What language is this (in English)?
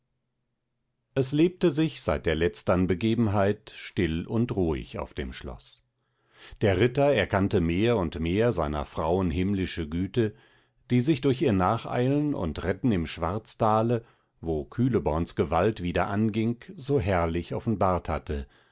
German